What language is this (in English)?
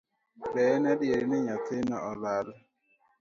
Luo (Kenya and Tanzania)